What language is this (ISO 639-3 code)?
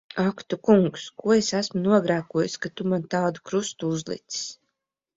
lav